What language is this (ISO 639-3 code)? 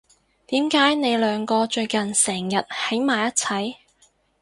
yue